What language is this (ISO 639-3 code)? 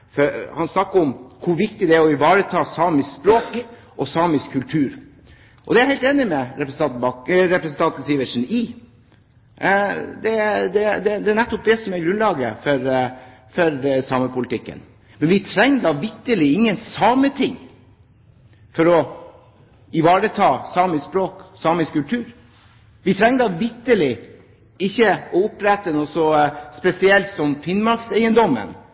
nob